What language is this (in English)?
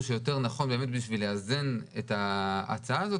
Hebrew